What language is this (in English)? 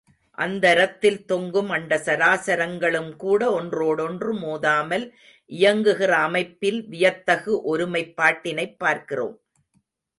Tamil